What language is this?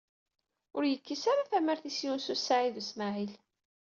Kabyle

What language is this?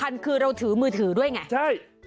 Thai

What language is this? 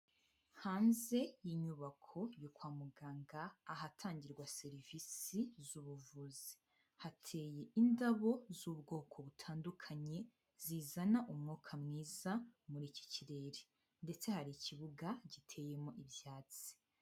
Kinyarwanda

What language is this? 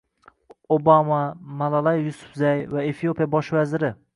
Uzbek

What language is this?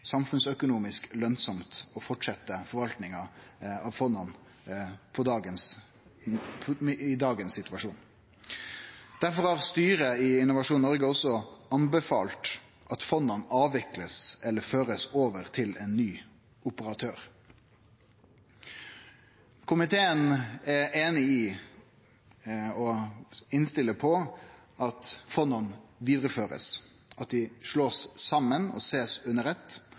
Norwegian Nynorsk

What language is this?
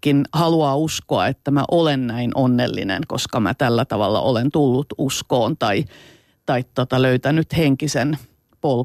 Finnish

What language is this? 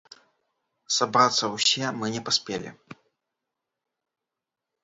Belarusian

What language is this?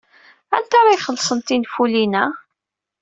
Kabyle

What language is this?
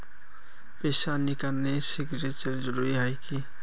Magahi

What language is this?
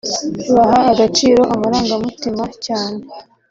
Kinyarwanda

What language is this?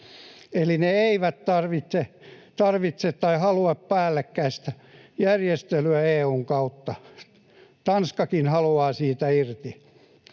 Finnish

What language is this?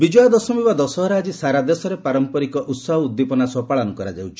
Odia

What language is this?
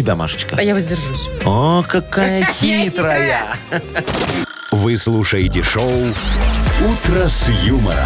Russian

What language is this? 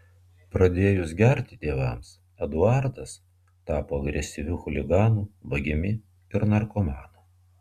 Lithuanian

